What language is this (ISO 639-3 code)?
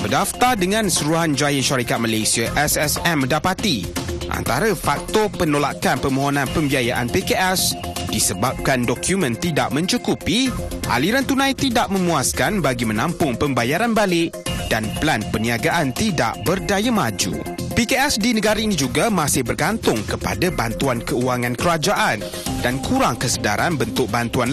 msa